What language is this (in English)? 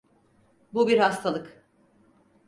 Turkish